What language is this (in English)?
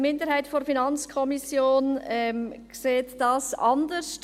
Swiss German